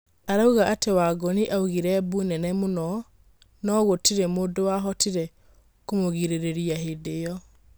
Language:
Kikuyu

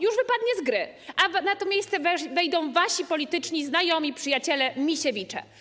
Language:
Polish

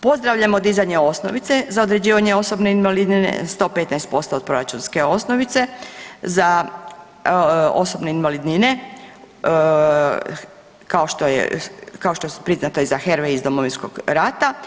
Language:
Croatian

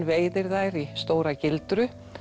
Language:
Icelandic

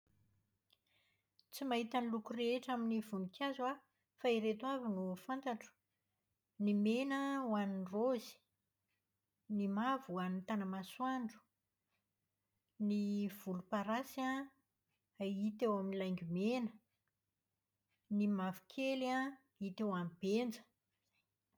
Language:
Malagasy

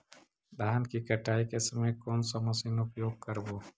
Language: Magahi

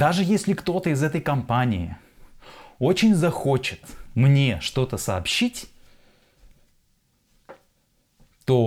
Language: Russian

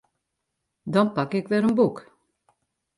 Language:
Western Frisian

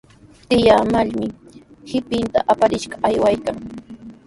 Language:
Sihuas Ancash Quechua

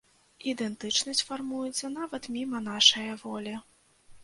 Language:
Belarusian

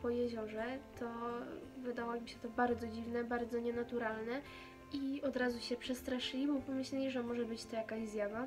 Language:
Polish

